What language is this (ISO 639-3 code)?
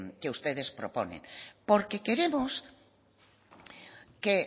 spa